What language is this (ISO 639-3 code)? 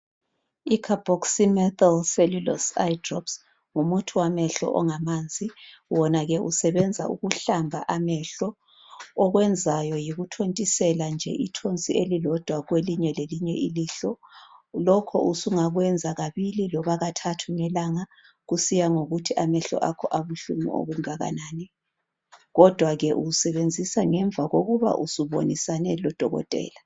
nde